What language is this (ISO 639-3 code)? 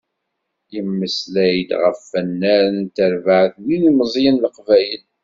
kab